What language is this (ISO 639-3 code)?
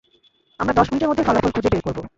ben